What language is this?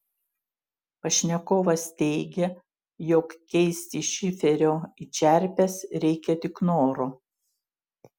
Lithuanian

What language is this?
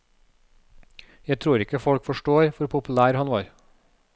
Norwegian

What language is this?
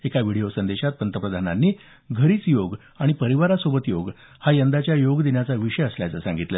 Marathi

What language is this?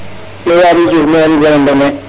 Serer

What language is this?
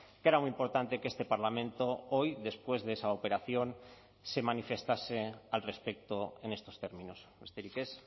Spanish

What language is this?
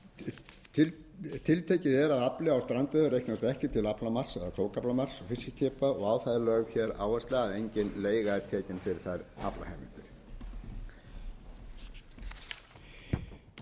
Icelandic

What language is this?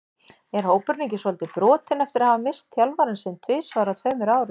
Icelandic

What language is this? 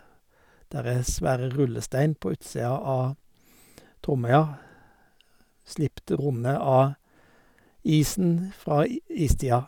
Norwegian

